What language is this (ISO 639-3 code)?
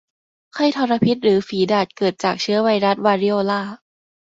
tha